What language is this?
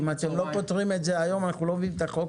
Hebrew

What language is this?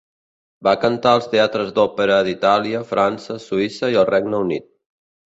Catalan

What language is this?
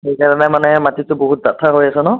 Assamese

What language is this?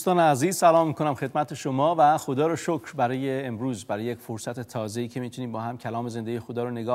Persian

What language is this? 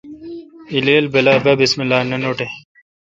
Kalkoti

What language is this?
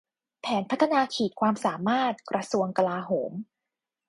Thai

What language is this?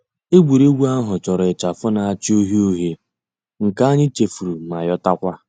Igbo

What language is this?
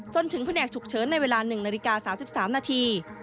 Thai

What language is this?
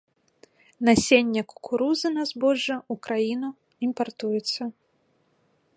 Belarusian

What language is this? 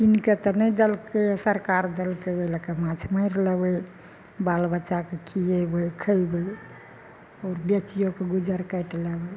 Maithili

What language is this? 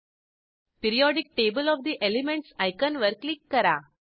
Marathi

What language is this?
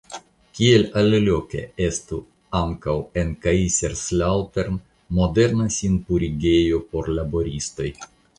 Esperanto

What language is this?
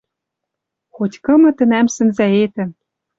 Western Mari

